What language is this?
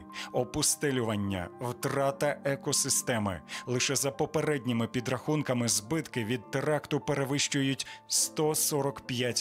Ukrainian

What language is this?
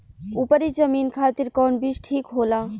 Bhojpuri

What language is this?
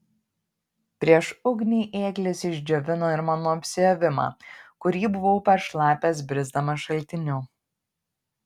Lithuanian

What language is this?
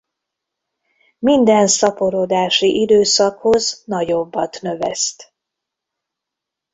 Hungarian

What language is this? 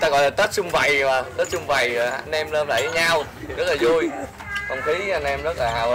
Vietnamese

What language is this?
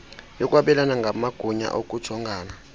Xhosa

